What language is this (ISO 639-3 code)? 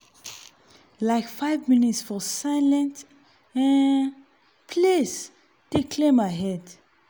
pcm